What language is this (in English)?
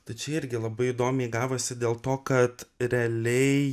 Lithuanian